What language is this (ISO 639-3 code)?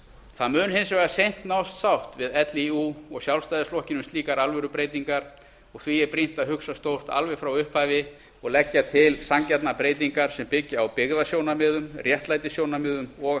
isl